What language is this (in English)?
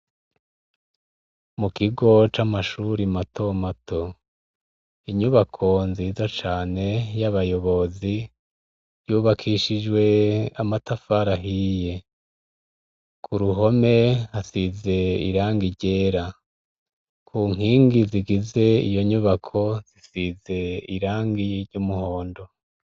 Rundi